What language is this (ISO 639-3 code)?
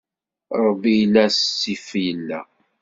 kab